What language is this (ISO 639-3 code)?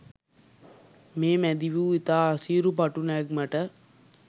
sin